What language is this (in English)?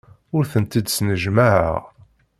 Kabyle